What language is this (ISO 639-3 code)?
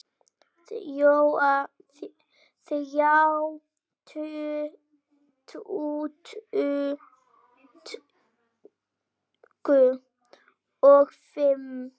isl